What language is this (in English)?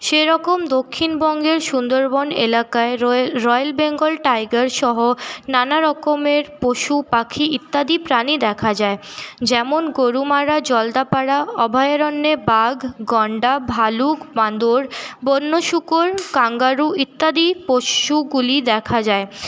Bangla